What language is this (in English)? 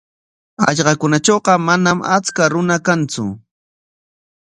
Corongo Ancash Quechua